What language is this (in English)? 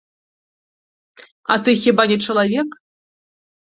Belarusian